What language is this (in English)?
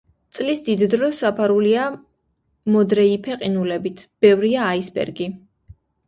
Georgian